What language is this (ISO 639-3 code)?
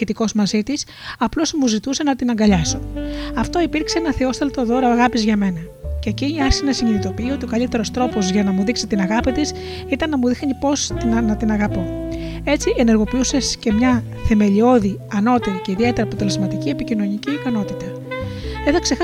ell